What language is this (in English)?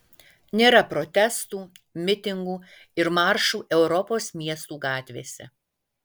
Lithuanian